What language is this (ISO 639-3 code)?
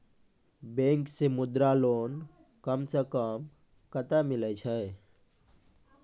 mai